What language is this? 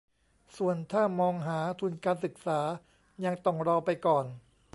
Thai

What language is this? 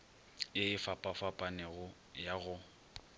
Northern Sotho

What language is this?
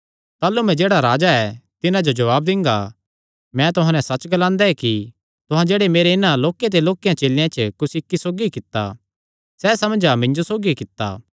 Kangri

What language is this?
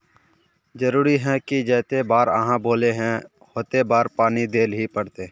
Magahi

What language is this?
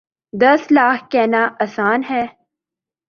Urdu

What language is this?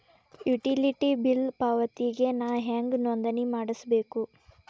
Kannada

